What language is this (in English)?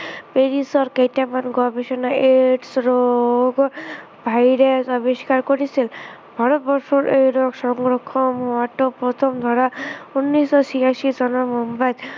Assamese